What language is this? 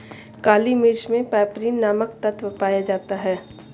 Hindi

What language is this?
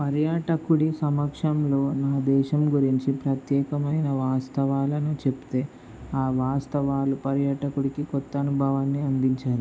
Telugu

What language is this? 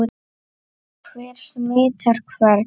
Icelandic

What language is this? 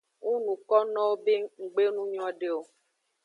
Aja (Benin)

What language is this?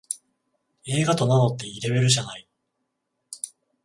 Japanese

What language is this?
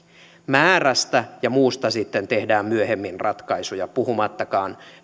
Finnish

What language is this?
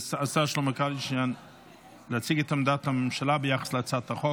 Hebrew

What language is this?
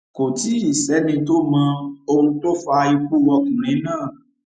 Yoruba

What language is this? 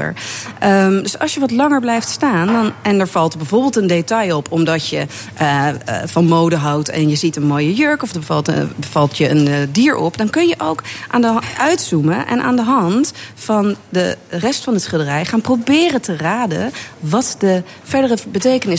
Dutch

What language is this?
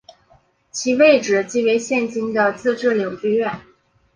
Chinese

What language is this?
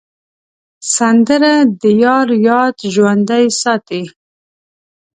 Pashto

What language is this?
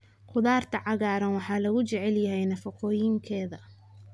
Somali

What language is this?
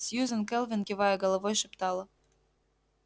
Russian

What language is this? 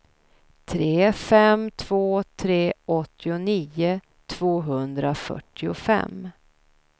Swedish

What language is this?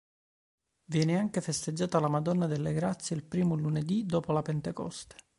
Italian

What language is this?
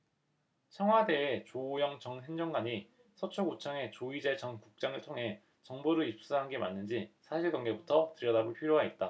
Korean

